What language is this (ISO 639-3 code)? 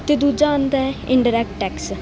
pan